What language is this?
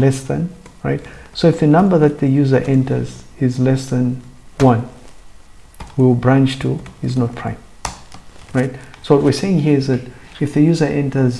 English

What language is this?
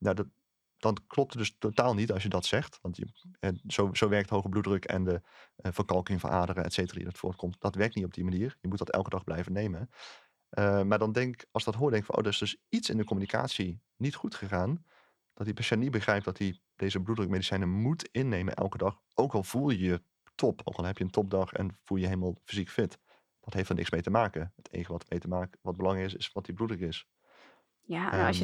Dutch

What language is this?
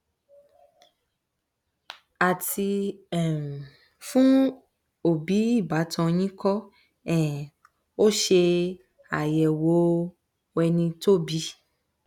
Yoruba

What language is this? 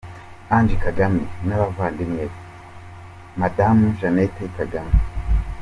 Kinyarwanda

